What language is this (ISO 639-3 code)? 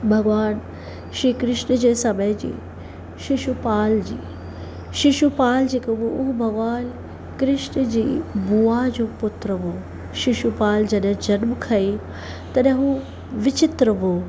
snd